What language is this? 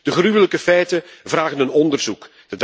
Dutch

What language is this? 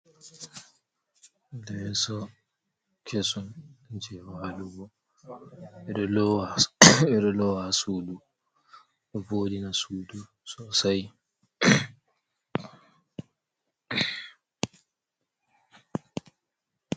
Fula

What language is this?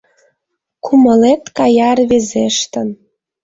Mari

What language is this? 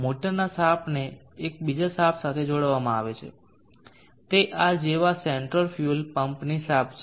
Gujarati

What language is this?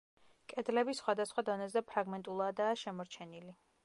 Georgian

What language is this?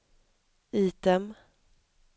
Swedish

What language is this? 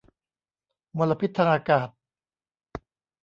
Thai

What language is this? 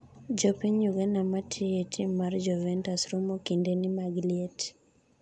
Luo (Kenya and Tanzania)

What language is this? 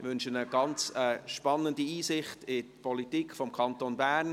Swiss German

